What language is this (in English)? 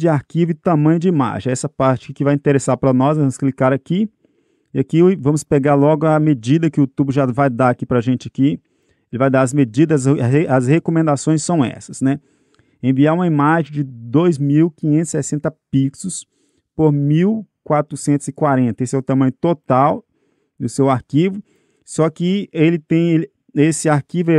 Portuguese